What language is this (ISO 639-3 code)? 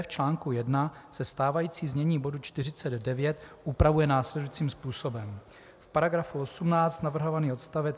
ces